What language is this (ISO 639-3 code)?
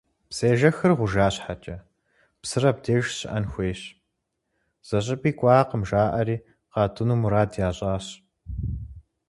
kbd